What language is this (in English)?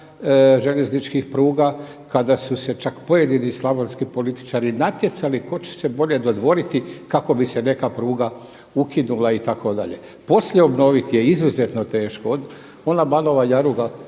Croatian